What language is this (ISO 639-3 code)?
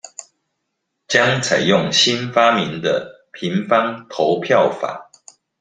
zho